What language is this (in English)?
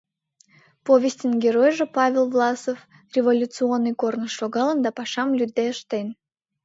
Mari